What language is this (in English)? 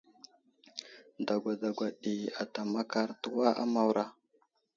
Wuzlam